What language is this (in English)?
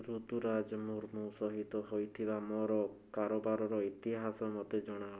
Odia